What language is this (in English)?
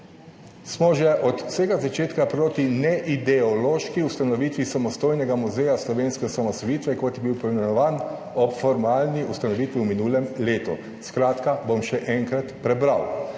Slovenian